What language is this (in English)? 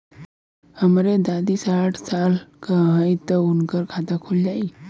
Bhojpuri